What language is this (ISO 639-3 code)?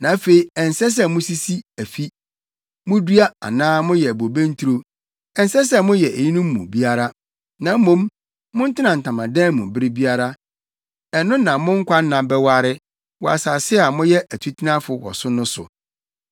aka